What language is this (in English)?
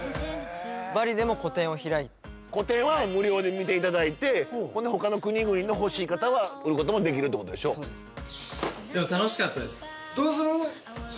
Japanese